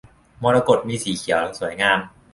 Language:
Thai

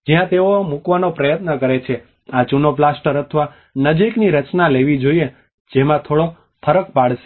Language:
Gujarati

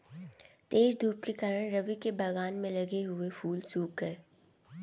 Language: Hindi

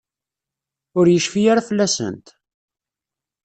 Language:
Kabyle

